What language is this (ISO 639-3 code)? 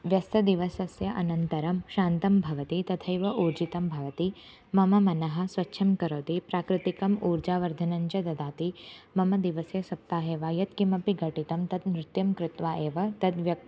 san